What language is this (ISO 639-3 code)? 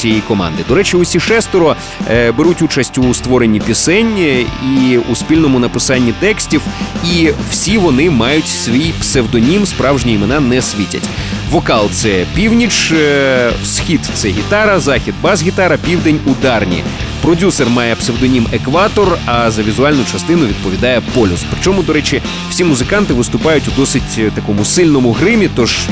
ukr